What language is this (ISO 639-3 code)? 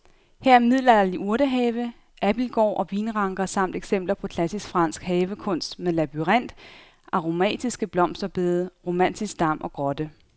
dan